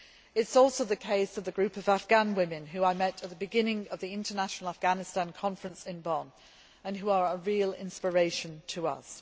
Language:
English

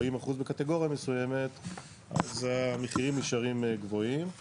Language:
Hebrew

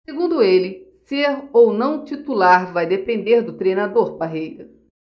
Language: Portuguese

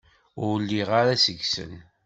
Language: Kabyle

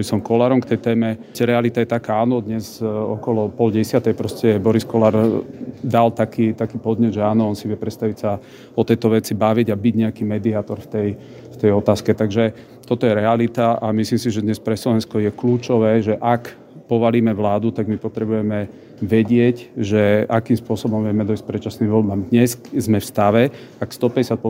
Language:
Slovak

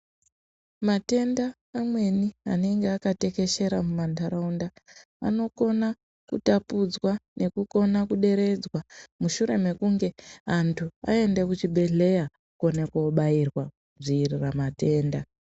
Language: Ndau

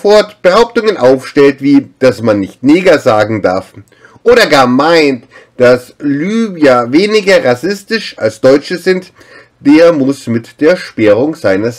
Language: German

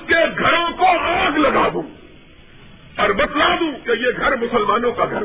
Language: Urdu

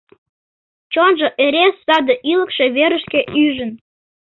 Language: Mari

